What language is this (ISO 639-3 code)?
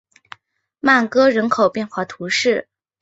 zho